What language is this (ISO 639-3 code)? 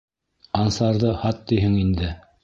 bak